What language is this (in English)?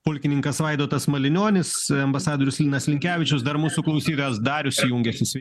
Lithuanian